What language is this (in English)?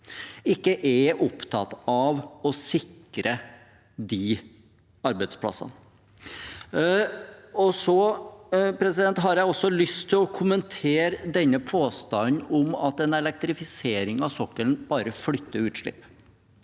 Norwegian